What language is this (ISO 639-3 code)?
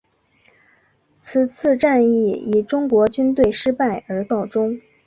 zho